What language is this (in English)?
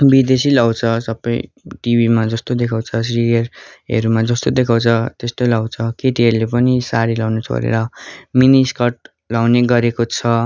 Nepali